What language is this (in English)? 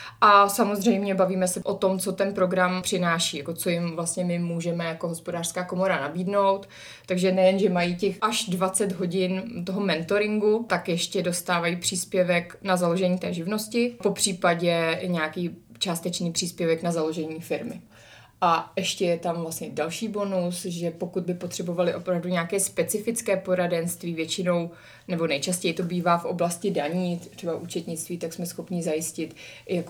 Czech